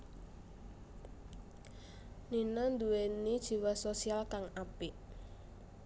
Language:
Javanese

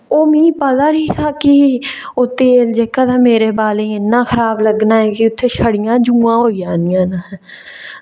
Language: Dogri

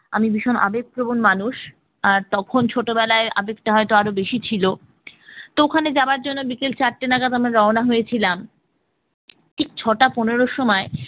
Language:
Bangla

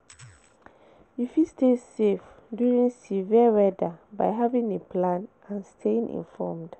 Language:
Nigerian Pidgin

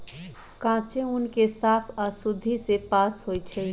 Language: Magahi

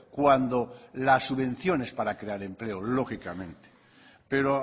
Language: Spanish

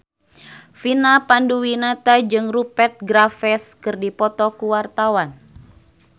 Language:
Sundanese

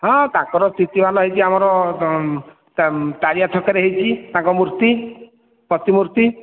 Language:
Odia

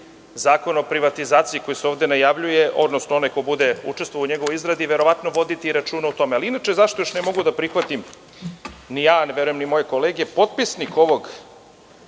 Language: Serbian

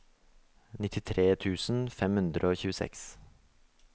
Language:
Norwegian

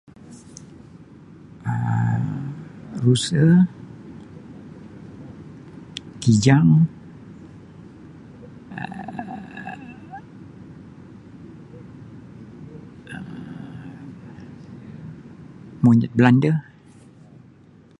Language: Sabah Malay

